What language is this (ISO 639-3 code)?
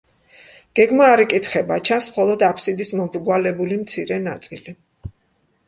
kat